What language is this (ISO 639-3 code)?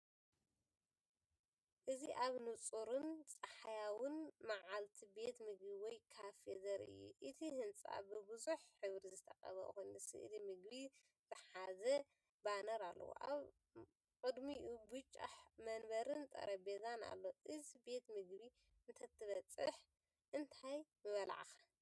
tir